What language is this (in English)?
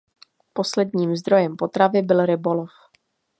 Czech